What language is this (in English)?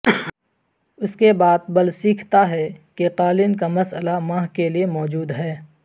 Urdu